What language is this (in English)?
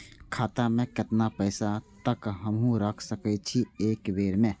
Maithili